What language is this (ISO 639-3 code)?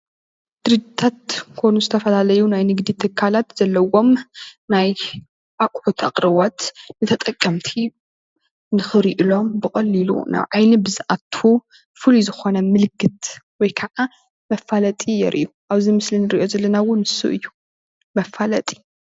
tir